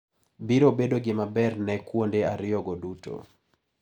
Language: Luo (Kenya and Tanzania)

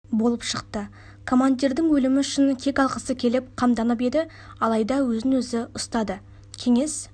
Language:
Kazakh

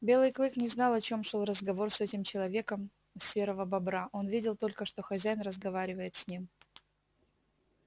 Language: Russian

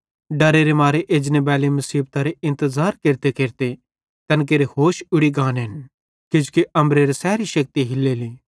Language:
Bhadrawahi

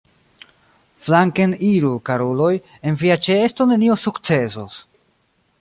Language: Esperanto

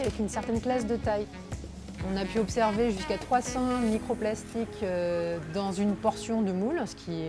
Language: French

